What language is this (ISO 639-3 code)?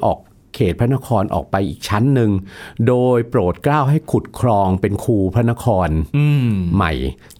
tha